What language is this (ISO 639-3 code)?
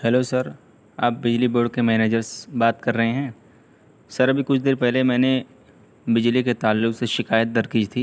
urd